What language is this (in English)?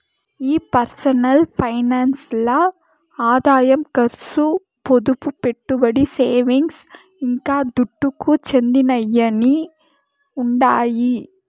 Telugu